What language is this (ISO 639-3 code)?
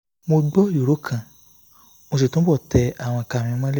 yor